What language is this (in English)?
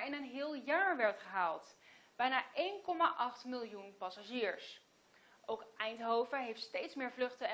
Dutch